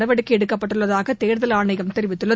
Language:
Tamil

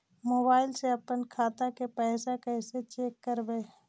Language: Magahi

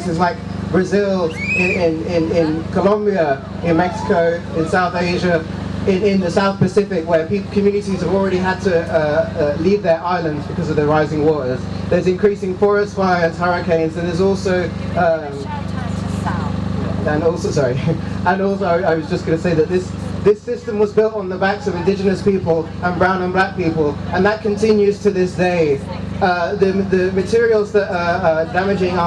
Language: English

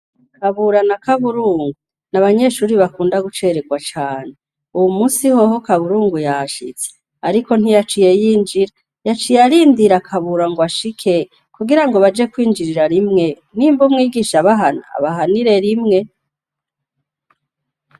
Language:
Rundi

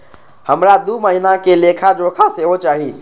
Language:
Maithili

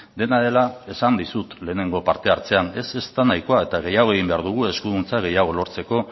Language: Basque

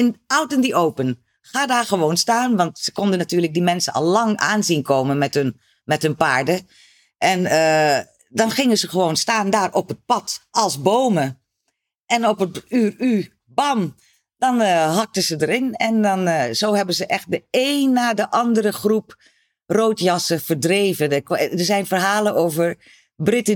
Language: Dutch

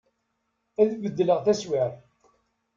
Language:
Kabyle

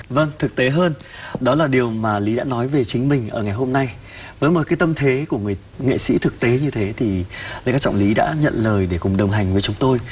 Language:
Vietnamese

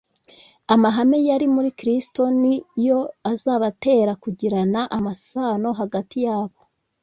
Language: Kinyarwanda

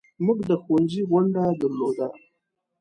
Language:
Pashto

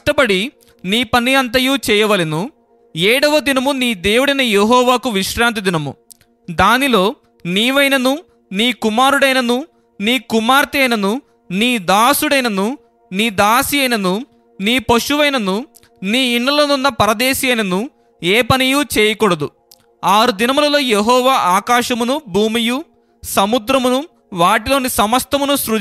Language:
Telugu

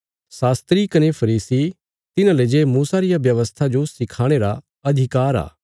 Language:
Bilaspuri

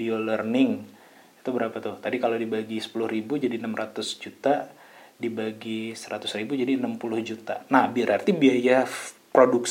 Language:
Indonesian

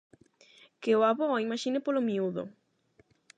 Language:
Galician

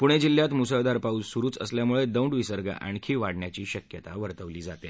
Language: Marathi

